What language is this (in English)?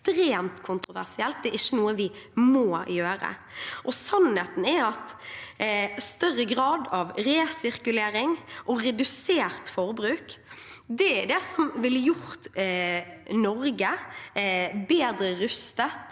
Norwegian